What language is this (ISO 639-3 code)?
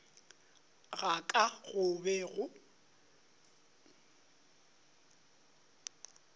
nso